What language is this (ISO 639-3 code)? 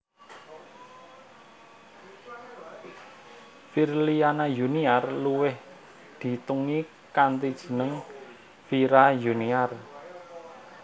jav